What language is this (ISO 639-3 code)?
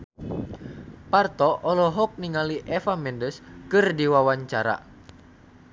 sun